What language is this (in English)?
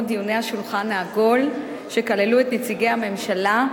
Hebrew